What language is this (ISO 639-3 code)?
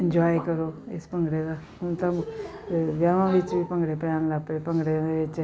pan